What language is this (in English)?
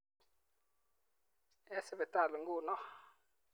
Kalenjin